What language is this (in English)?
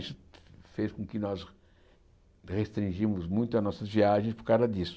Portuguese